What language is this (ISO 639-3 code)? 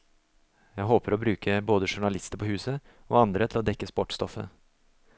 nor